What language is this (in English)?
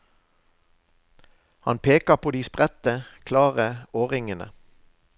Norwegian